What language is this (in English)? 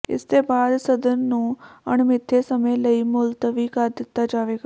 Punjabi